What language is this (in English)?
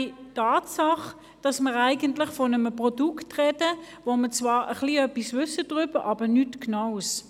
Swiss German